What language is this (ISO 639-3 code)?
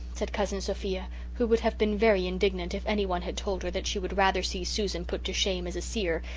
eng